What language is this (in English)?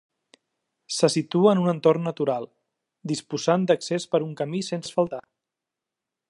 Catalan